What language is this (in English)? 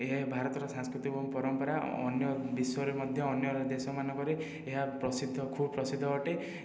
Odia